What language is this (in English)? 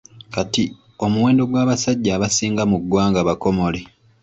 Ganda